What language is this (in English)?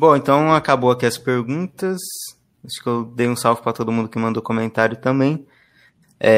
Portuguese